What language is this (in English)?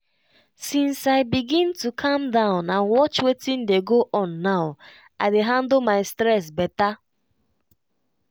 Nigerian Pidgin